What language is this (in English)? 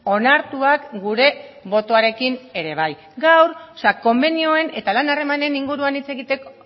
Basque